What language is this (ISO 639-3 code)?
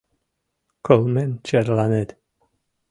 chm